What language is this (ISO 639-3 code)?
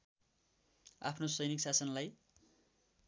nep